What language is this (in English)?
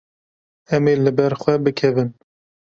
Kurdish